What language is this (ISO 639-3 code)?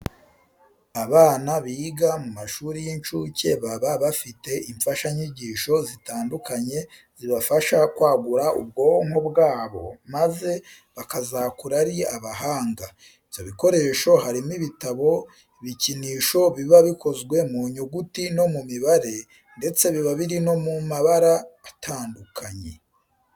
kin